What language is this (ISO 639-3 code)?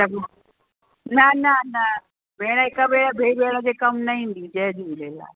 snd